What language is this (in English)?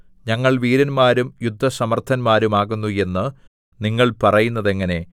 Malayalam